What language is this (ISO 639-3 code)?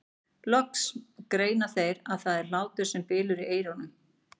isl